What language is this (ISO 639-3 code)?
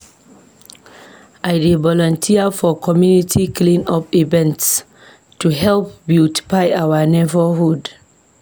pcm